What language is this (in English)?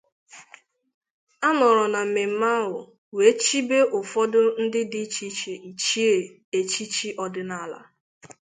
Igbo